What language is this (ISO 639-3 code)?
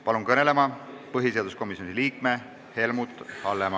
est